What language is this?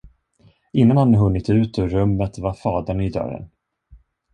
Swedish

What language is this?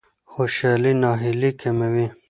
Pashto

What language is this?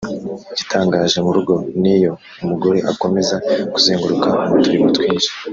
Kinyarwanda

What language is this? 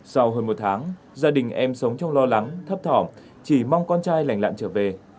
Vietnamese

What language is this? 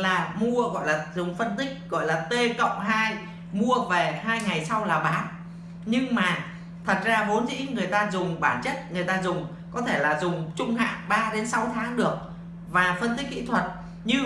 Vietnamese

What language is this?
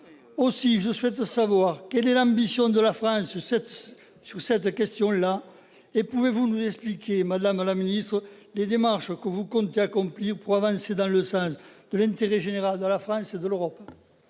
French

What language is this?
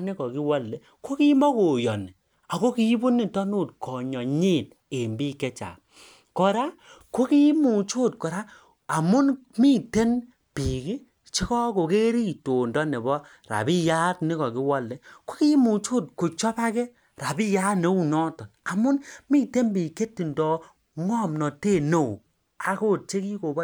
Kalenjin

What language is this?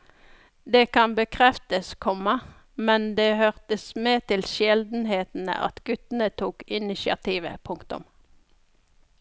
Norwegian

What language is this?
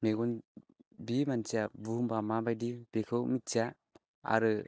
Bodo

